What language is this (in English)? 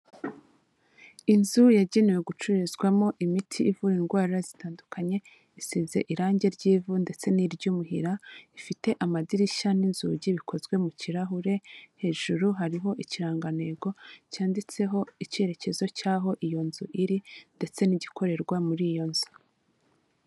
Kinyarwanda